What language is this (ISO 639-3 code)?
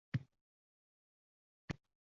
uzb